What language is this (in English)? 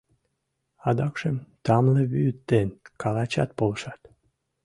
Mari